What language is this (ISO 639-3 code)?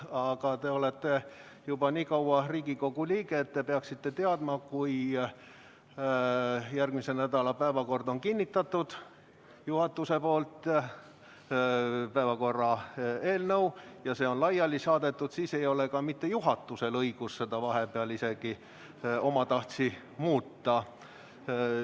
est